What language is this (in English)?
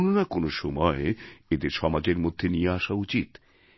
Bangla